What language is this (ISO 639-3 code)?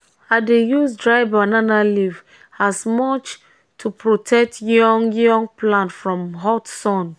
pcm